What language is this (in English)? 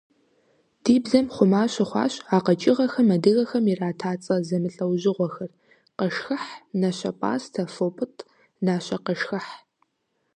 Kabardian